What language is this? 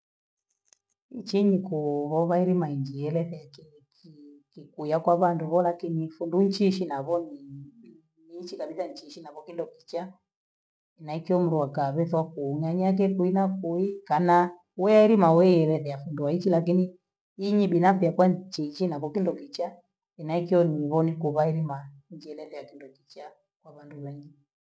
Gweno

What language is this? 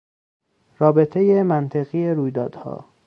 Persian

